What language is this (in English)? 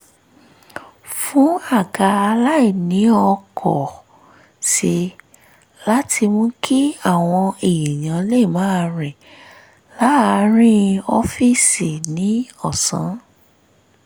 Yoruba